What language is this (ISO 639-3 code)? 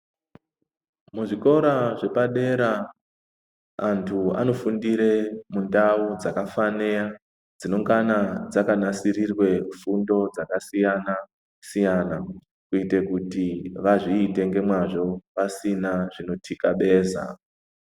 ndc